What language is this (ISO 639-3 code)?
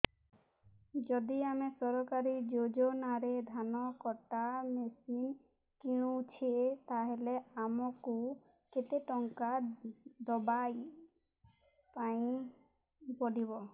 ori